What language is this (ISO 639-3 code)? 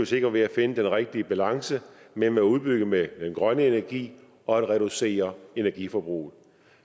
dan